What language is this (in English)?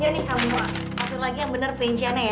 Indonesian